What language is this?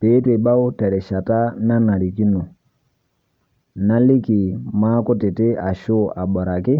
Masai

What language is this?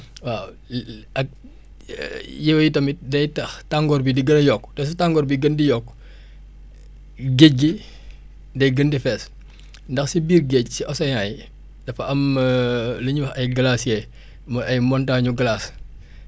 Wolof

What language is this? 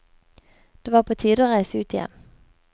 Norwegian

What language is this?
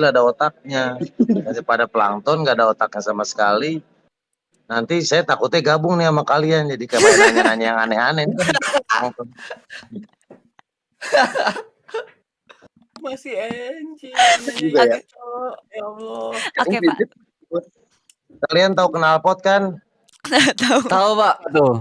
Indonesian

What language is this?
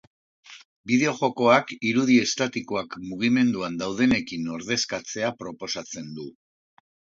Basque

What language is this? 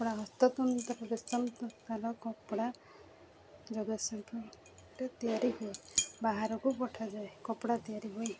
Odia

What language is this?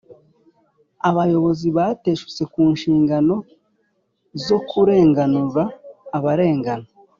Kinyarwanda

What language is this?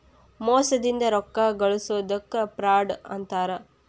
Kannada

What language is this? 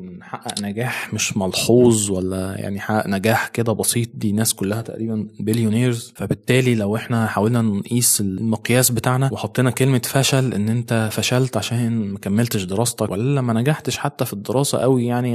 Arabic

